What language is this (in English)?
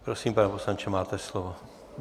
Czech